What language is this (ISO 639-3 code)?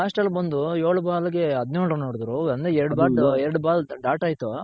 kan